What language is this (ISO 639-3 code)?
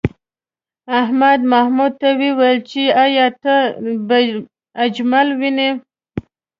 pus